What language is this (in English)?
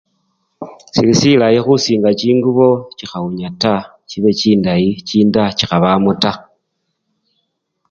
Luyia